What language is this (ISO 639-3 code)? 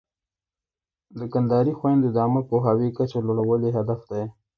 pus